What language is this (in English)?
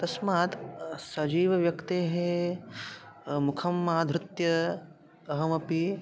Sanskrit